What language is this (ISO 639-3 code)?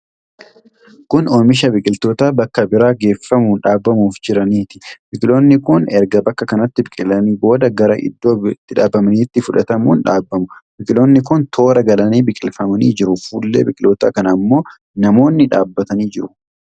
orm